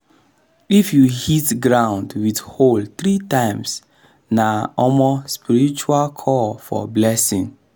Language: Nigerian Pidgin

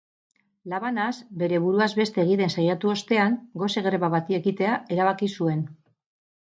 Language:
Basque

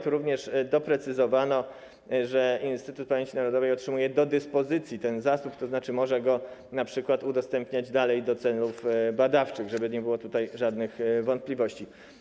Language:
Polish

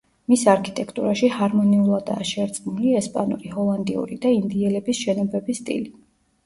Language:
Georgian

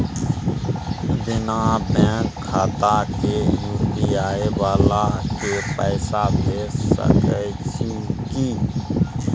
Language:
Maithili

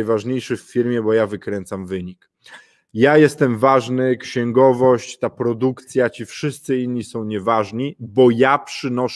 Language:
Polish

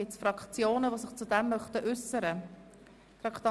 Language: Swiss German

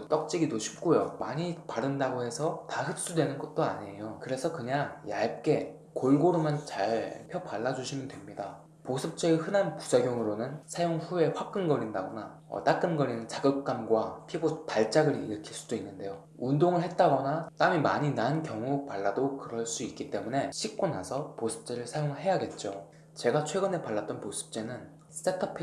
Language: Korean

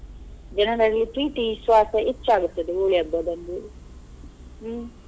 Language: Kannada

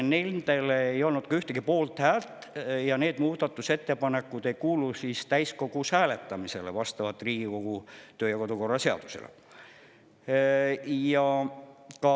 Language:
Estonian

